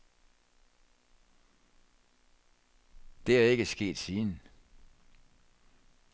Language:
Danish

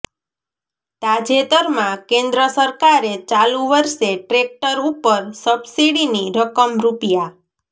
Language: Gujarati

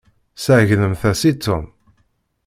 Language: Kabyle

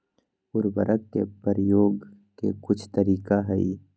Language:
Magahi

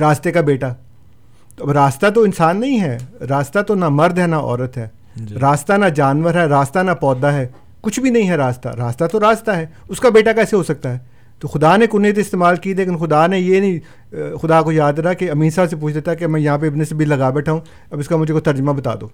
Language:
Urdu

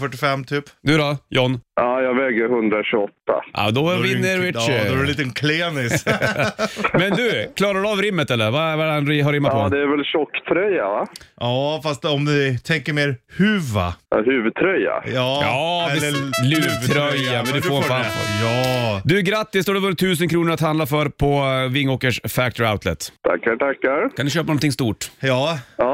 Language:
Swedish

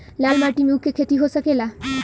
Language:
Bhojpuri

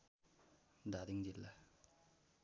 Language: Nepali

